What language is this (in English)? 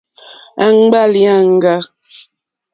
Mokpwe